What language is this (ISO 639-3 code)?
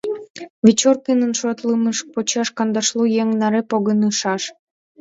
chm